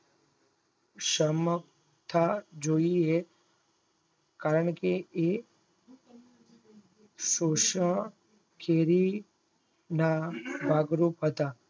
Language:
Gujarati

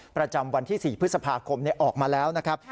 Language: Thai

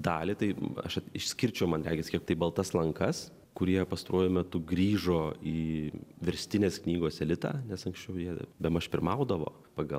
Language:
Lithuanian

